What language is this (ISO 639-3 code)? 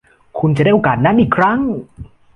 tha